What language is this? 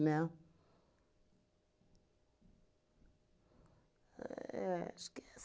Portuguese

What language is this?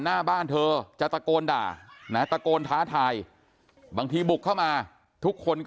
Thai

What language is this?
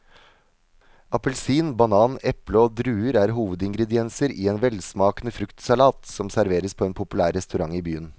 Norwegian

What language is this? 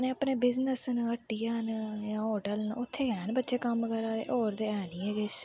Dogri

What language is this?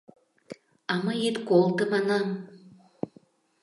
Mari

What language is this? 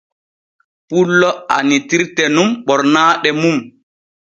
Borgu Fulfulde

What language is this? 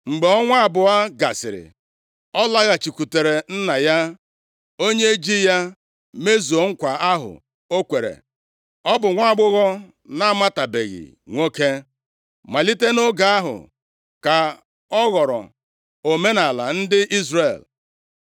Igbo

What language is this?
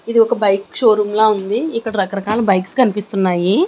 Telugu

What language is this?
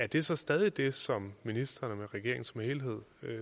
Danish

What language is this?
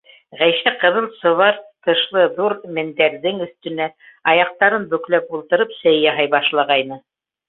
Bashkir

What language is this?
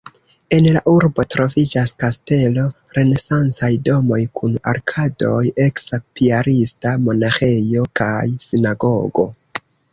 Esperanto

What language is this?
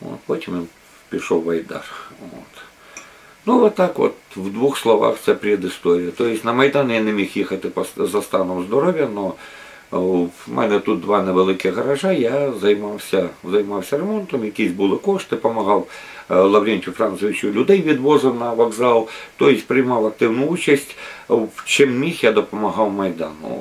Ukrainian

